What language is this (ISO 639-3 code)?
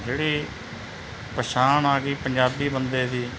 pan